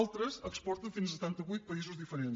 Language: Catalan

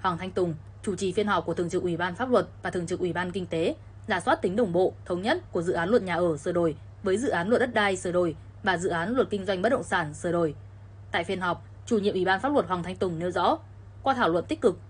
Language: Vietnamese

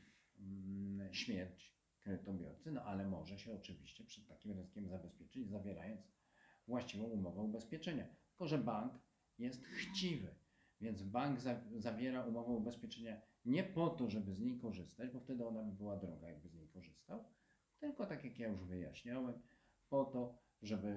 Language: Polish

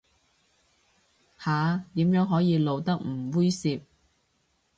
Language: Cantonese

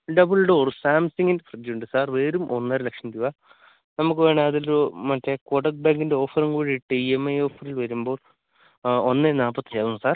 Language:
Malayalam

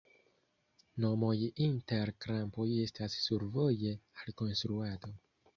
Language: Esperanto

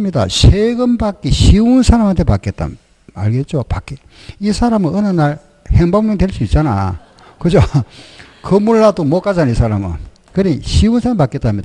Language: Korean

